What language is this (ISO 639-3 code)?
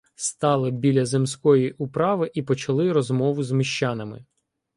ukr